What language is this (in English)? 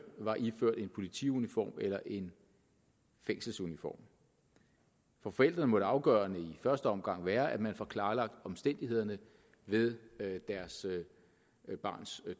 Danish